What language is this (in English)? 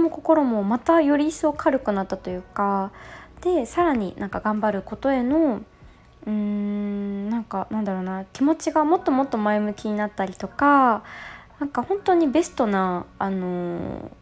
Japanese